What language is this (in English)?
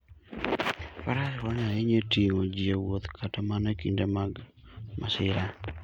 Luo (Kenya and Tanzania)